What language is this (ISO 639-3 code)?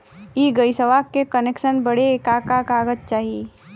bho